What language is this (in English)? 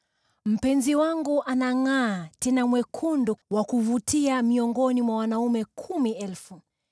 Swahili